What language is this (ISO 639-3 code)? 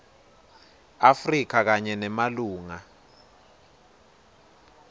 ssw